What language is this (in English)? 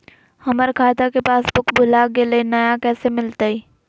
Magahi